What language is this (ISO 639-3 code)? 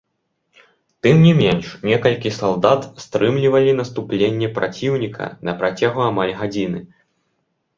bel